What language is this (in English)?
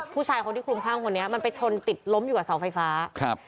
Thai